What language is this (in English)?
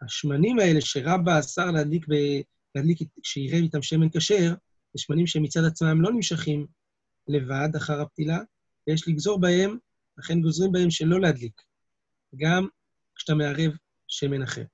Hebrew